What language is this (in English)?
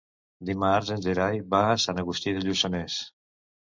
Catalan